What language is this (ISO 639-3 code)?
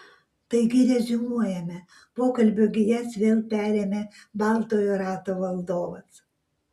lit